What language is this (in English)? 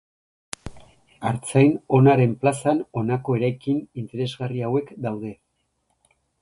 Basque